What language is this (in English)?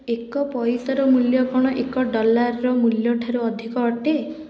Odia